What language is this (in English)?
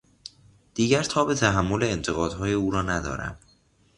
Persian